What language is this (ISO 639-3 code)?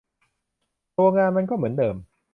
tha